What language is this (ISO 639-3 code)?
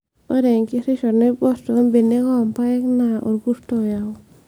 mas